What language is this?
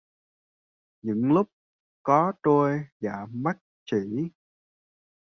Vietnamese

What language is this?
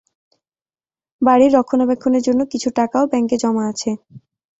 Bangla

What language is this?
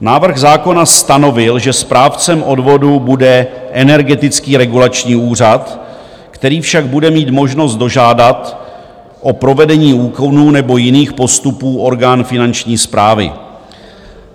Czech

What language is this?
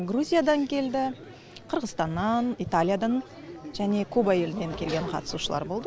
Kazakh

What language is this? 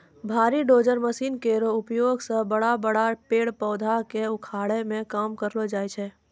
Maithili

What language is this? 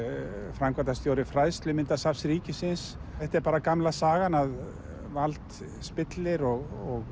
Icelandic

